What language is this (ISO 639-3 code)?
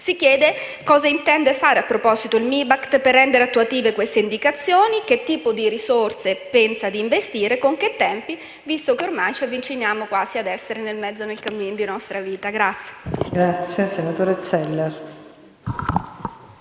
ita